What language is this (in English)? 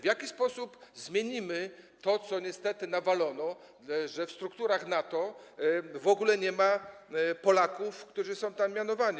Polish